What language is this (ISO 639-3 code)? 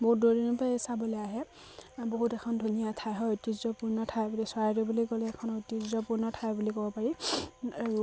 asm